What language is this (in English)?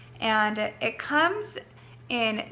English